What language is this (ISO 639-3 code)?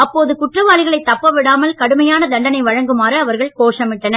tam